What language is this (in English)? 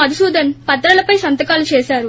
Telugu